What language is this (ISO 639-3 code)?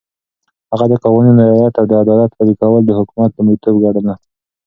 pus